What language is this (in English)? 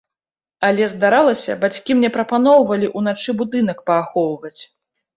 Belarusian